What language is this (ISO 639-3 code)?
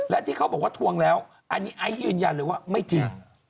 tha